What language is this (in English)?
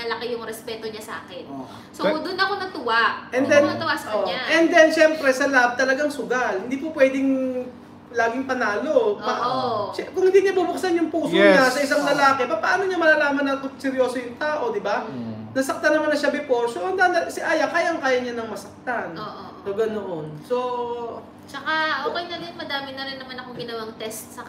Filipino